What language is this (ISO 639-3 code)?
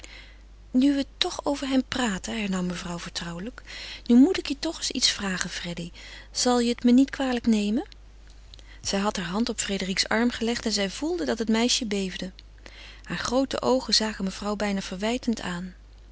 nld